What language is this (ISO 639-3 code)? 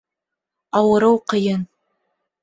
bak